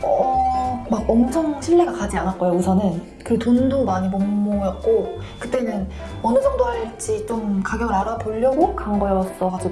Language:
Korean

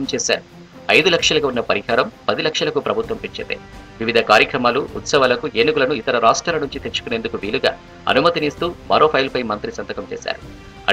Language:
Telugu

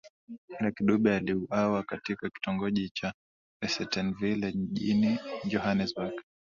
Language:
Swahili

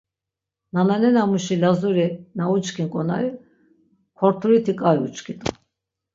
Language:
Laz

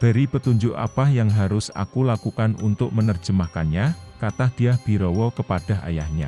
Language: Indonesian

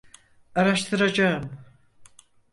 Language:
Turkish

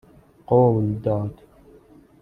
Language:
Persian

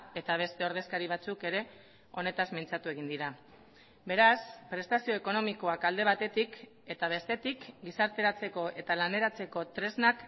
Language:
Basque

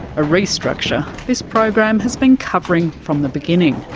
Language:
English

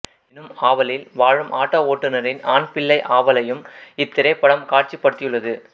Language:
Tamil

